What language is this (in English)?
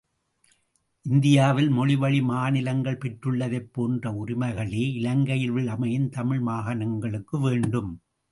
Tamil